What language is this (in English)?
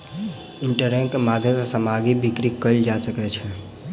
Maithili